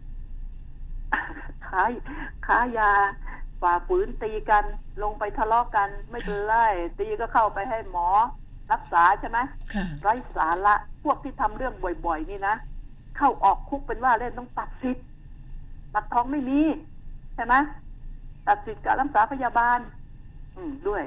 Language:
Thai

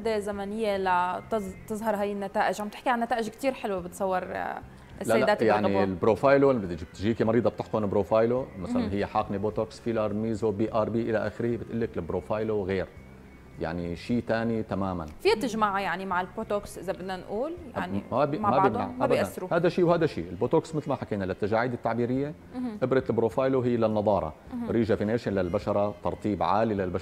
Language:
Arabic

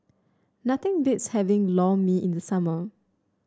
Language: English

